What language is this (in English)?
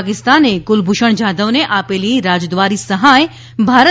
Gujarati